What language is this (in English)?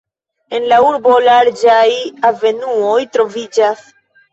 Esperanto